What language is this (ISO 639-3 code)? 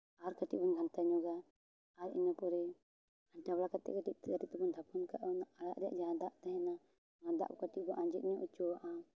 sat